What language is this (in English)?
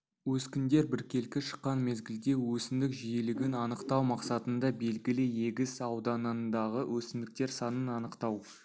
Kazakh